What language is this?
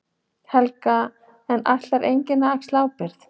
Icelandic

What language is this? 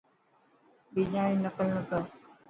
Dhatki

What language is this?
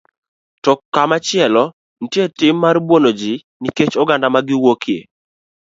Luo (Kenya and Tanzania)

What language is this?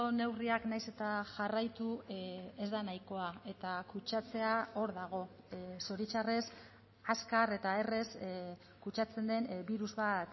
Basque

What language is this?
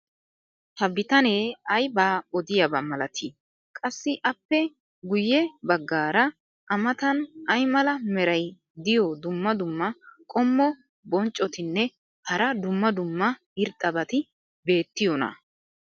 Wolaytta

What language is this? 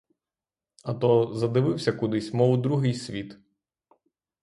Ukrainian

